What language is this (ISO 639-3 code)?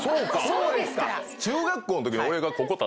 jpn